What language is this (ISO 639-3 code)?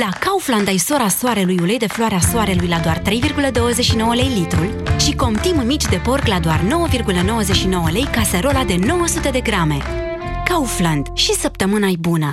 ron